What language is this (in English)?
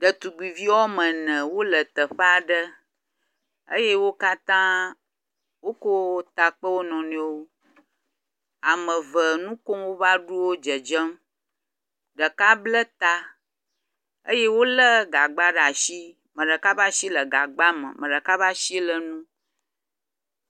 Ewe